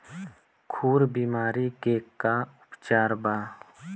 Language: Bhojpuri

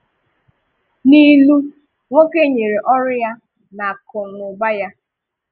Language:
Igbo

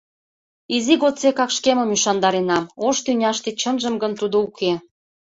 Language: Mari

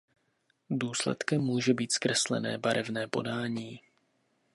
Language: Czech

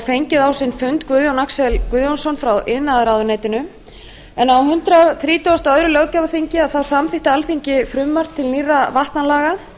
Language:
Icelandic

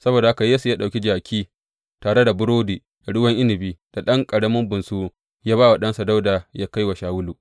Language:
Hausa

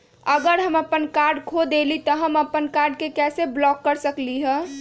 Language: Magahi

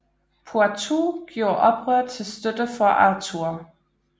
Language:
Danish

